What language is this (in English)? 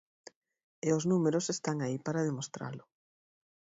Galician